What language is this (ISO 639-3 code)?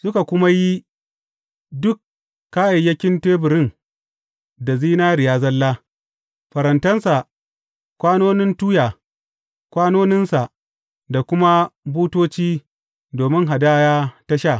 hau